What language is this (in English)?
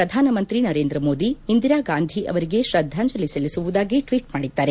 Kannada